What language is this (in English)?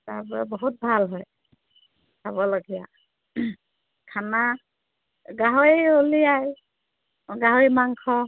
Assamese